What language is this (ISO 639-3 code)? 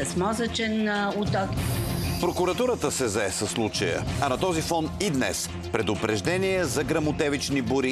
bul